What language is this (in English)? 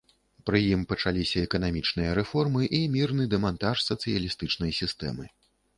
Belarusian